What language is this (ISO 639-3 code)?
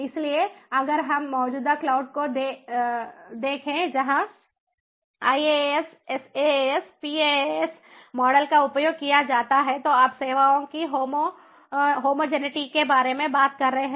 hin